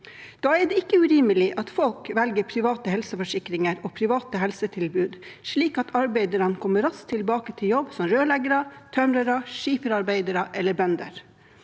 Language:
Norwegian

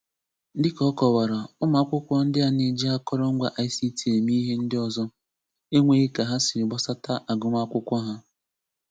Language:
Igbo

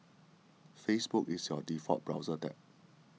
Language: English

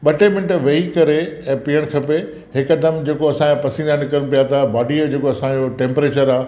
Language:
Sindhi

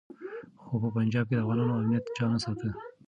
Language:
Pashto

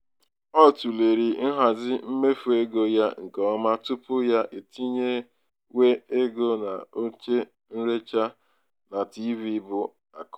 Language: Igbo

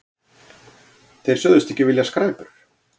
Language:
Icelandic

